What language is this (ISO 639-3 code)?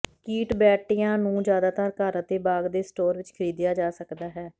pan